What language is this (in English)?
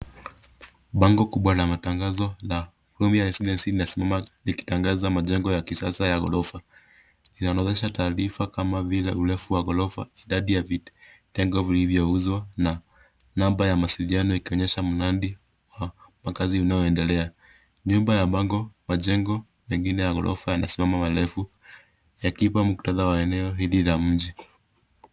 Swahili